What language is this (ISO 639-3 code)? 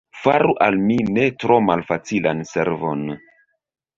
epo